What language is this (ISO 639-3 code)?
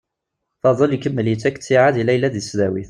kab